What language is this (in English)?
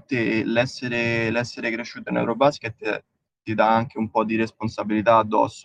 Italian